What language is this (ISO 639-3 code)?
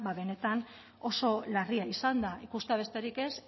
eus